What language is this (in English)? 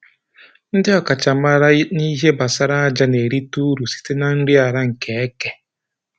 Igbo